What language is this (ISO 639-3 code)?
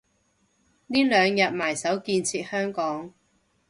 yue